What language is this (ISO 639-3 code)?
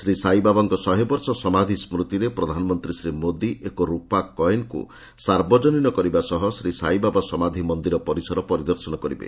ori